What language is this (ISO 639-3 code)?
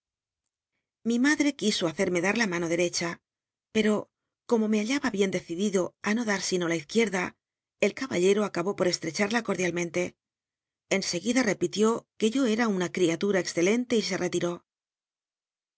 spa